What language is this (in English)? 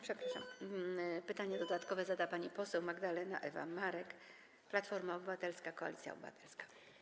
Polish